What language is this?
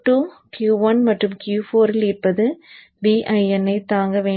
Tamil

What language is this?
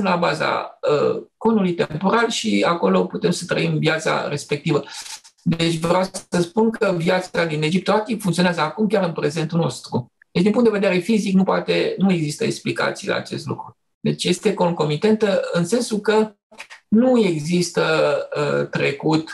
Romanian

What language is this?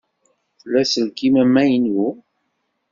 Kabyle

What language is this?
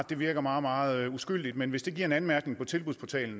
Danish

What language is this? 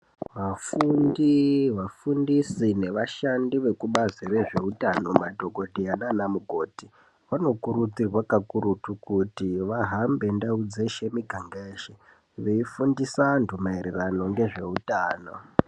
Ndau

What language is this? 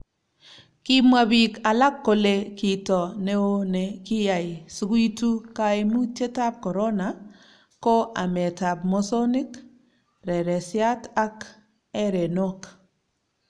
Kalenjin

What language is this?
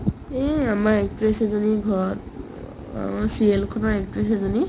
Assamese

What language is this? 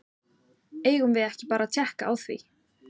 Icelandic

